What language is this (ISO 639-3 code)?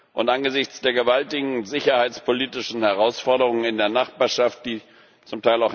deu